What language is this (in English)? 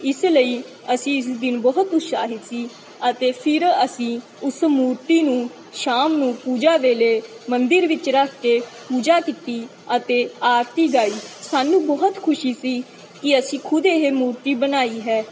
Punjabi